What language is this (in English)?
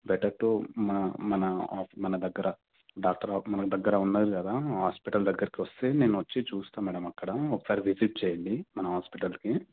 Telugu